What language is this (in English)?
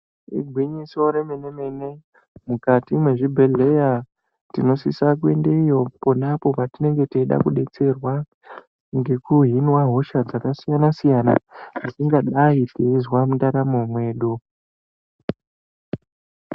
Ndau